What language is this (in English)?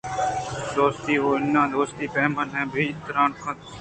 Eastern Balochi